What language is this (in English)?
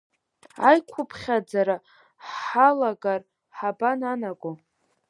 Abkhazian